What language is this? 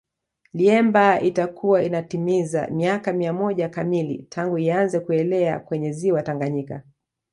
Swahili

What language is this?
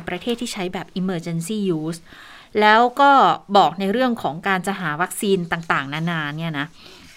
Thai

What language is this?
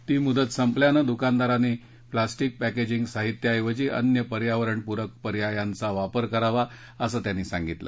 Marathi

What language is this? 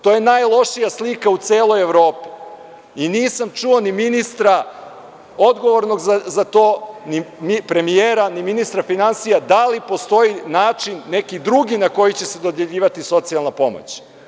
Serbian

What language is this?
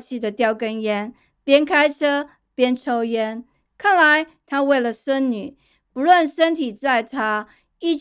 Chinese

